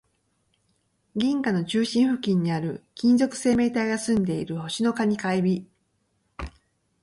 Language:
Japanese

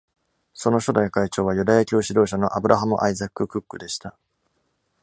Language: Japanese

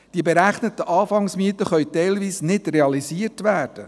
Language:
Swiss German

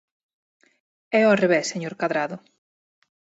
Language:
Galician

